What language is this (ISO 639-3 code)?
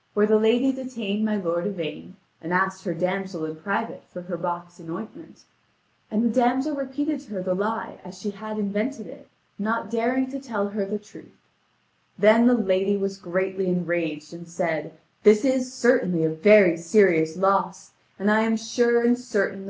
eng